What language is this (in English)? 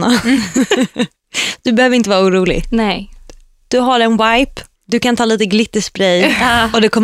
Swedish